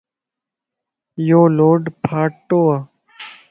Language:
Lasi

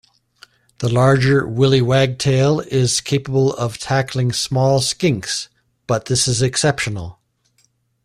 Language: English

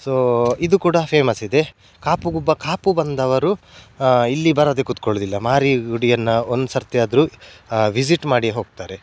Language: Kannada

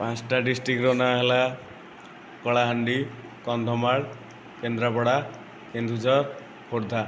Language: Odia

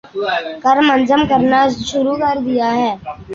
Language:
Urdu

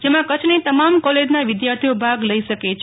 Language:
Gujarati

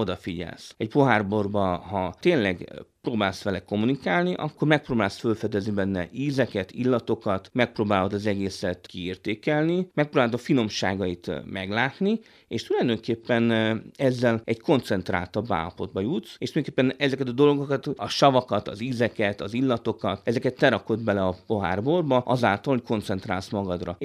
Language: Hungarian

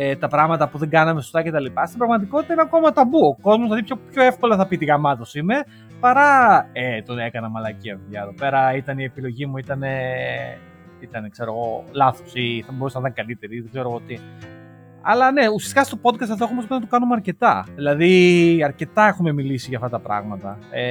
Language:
Greek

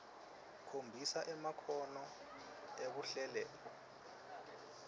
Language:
Swati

